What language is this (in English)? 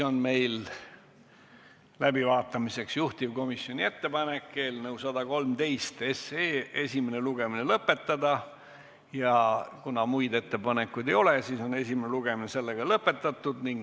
Estonian